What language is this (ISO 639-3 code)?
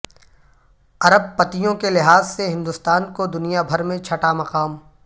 urd